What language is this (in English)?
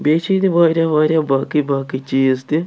Kashmiri